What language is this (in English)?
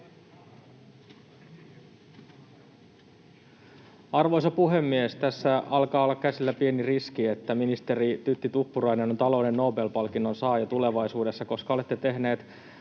Finnish